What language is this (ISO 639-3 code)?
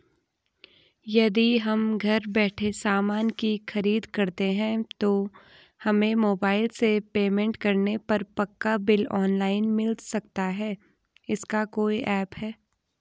hin